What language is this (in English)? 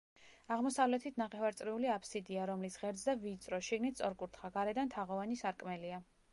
Georgian